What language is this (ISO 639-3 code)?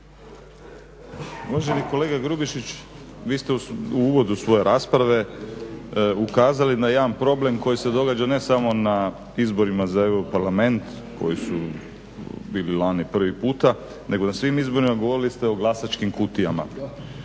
hrv